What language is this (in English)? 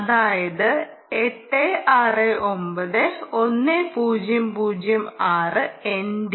Malayalam